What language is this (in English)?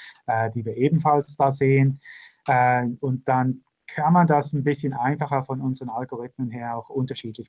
German